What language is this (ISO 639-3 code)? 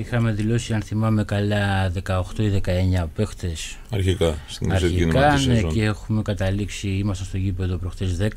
ell